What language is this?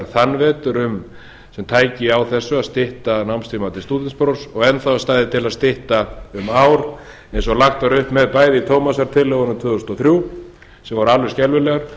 Icelandic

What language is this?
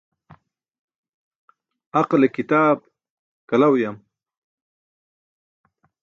Burushaski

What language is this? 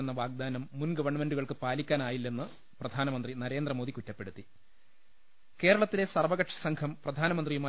Malayalam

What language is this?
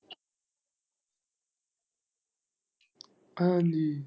Punjabi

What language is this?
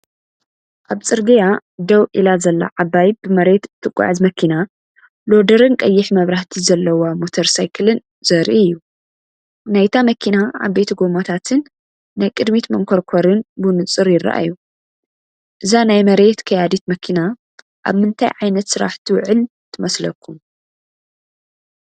Tigrinya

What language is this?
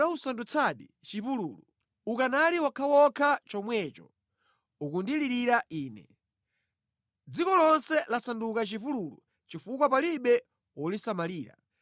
Nyanja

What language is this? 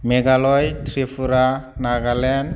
Bodo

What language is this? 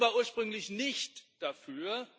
German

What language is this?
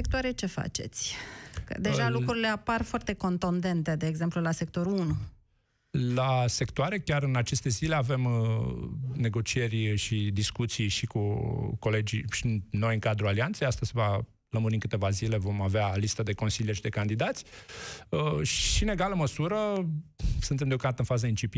Romanian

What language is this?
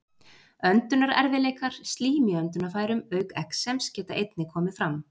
Icelandic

